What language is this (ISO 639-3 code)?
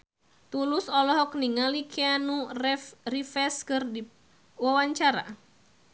sun